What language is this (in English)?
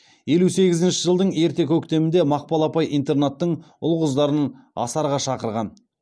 Kazakh